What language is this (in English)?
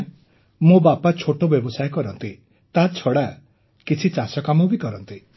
Odia